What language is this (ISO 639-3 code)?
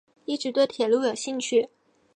zho